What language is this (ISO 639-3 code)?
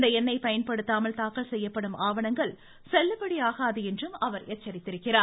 tam